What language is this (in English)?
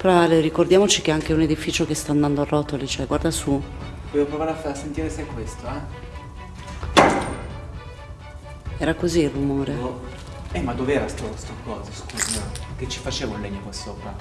Italian